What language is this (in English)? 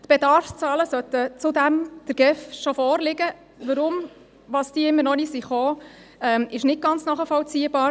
Swiss German